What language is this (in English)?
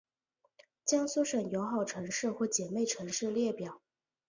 Chinese